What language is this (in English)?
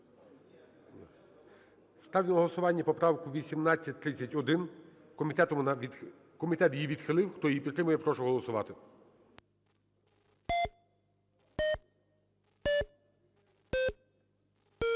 Ukrainian